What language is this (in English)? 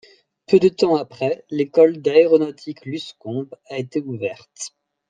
French